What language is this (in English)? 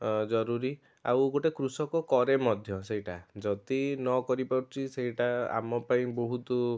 Odia